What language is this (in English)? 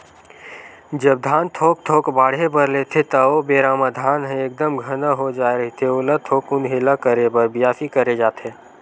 Chhattisgarhi